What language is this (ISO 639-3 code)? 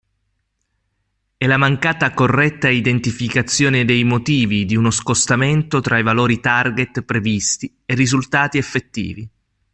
ita